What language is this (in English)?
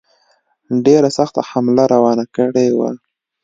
Pashto